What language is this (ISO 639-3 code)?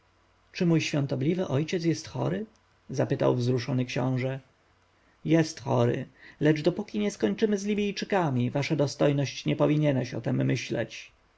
pol